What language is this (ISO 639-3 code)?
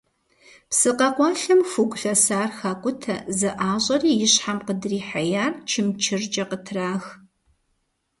kbd